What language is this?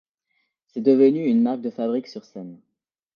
French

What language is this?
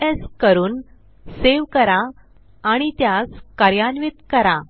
Marathi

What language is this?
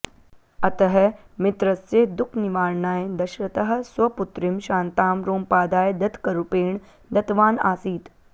Sanskrit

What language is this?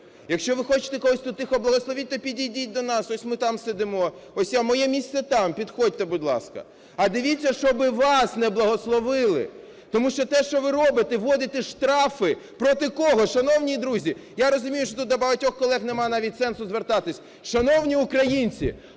Ukrainian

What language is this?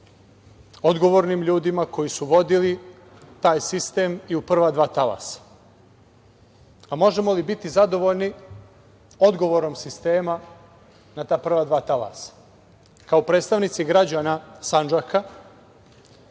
Serbian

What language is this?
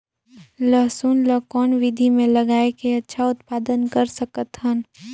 Chhattisgarhi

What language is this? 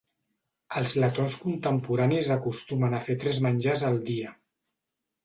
Catalan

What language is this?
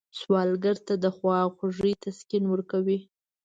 Pashto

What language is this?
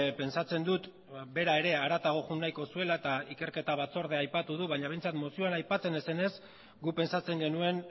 Basque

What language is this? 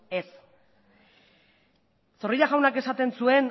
Basque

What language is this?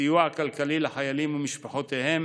Hebrew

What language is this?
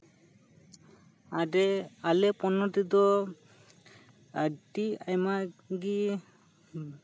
Santali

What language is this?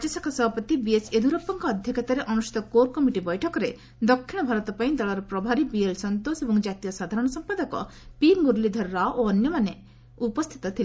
Odia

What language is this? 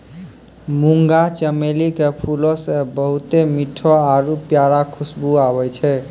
Maithili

